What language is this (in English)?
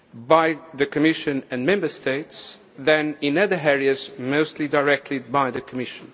English